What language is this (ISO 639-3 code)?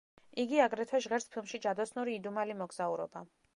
kat